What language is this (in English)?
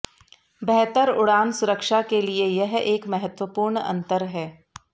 Hindi